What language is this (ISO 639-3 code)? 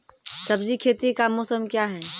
mai